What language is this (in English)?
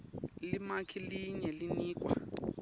Swati